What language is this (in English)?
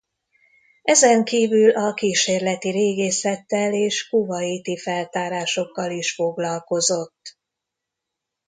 Hungarian